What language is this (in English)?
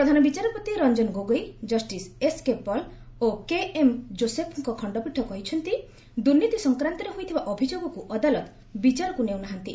Odia